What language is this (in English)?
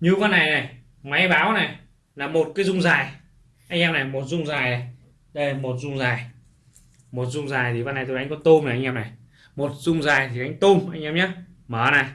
Vietnamese